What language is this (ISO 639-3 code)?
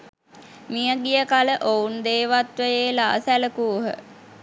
sin